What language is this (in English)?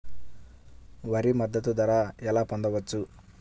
Telugu